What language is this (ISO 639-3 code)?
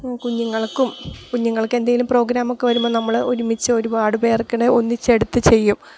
mal